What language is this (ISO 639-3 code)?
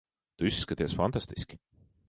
lav